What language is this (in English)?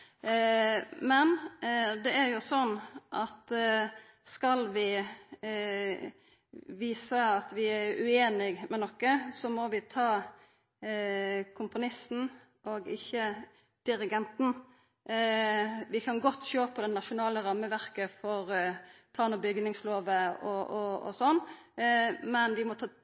Norwegian Nynorsk